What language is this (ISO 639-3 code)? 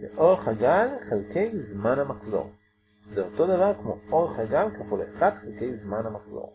heb